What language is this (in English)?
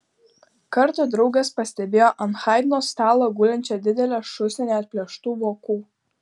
Lithuanian